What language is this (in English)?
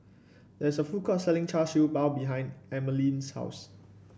English